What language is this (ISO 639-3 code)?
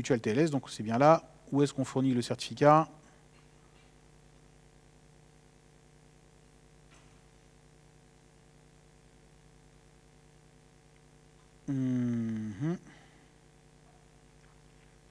fra